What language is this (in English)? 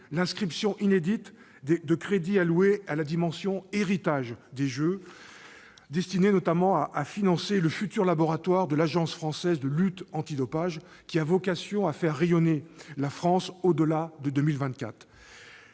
French